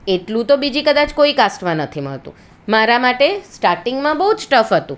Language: Gujarati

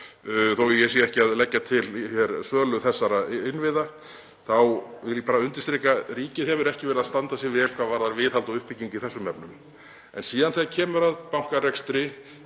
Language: Icelandic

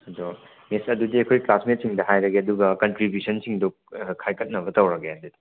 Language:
Manipuri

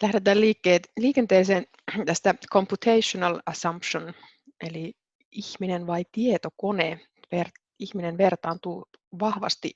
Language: Finnish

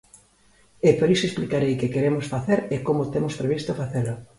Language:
Galician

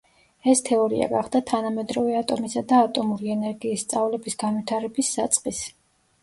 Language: Georgian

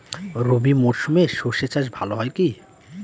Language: Bangla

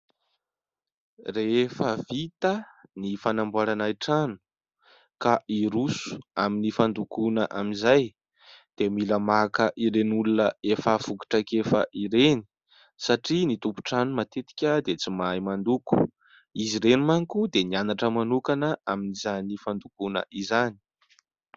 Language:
Malagasy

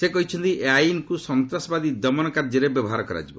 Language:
Odia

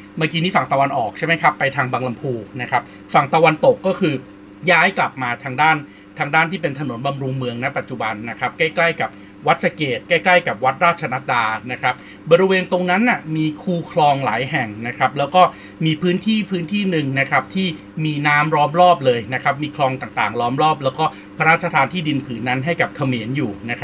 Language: Thai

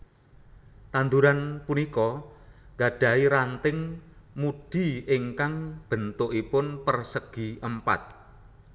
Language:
Javanese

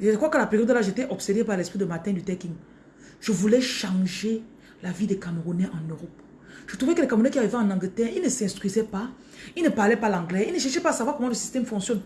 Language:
French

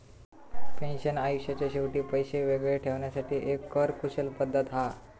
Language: Marathi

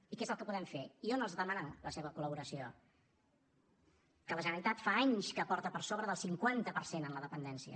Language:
Catalan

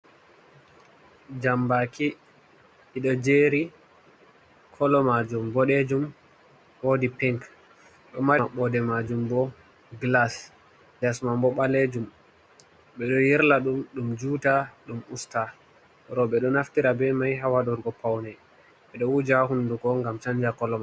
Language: Fula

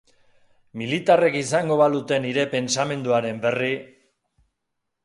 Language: Basque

